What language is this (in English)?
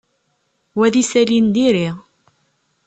Kabyle